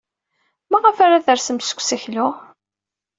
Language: Kabyle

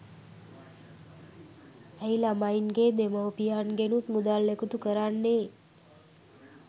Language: Sinhala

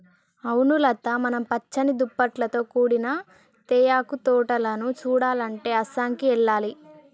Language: Telugu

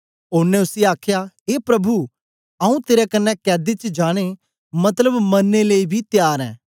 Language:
Dogri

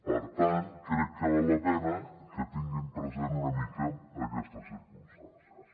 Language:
Catalan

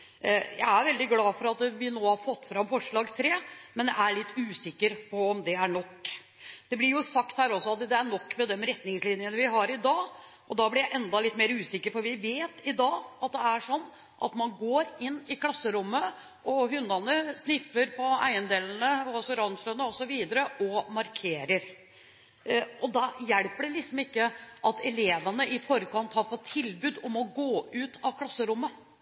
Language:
Norwegian Bokmål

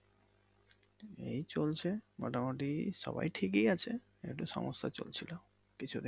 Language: Bangla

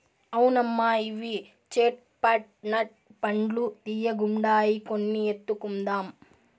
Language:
Telugu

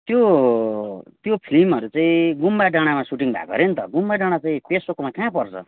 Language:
Nepali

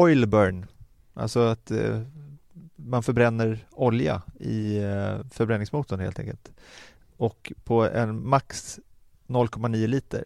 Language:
Swedish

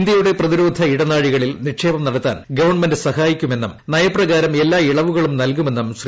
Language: Malayalam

